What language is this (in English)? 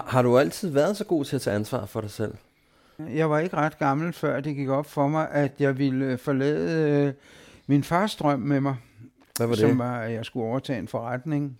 Danish